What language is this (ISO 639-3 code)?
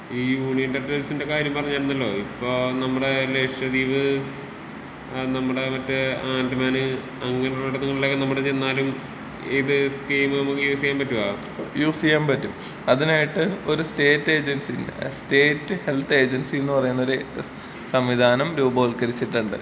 mal